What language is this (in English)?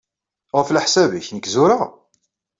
Kabyle